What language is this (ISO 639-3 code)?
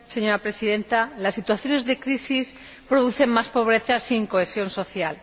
spa